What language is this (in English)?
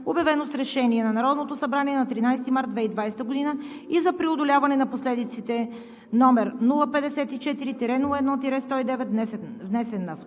Bulgarian